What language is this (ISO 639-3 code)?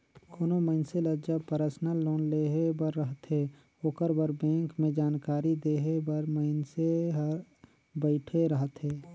hne